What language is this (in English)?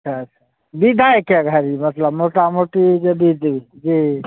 Maithili